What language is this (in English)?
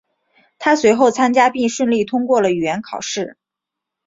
Chinese